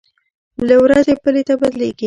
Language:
Pashto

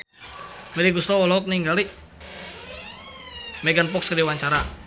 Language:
Sundanese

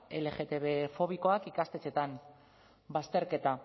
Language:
Basque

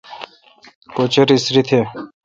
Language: Kalkoti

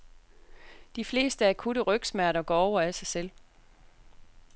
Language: Danish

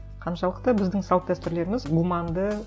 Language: Kazakh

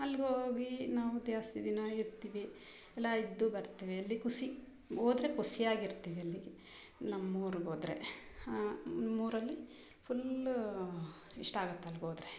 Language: Kannada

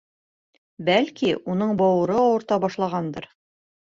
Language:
Bashkir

